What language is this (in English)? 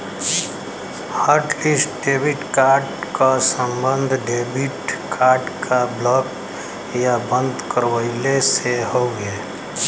Bhojpuri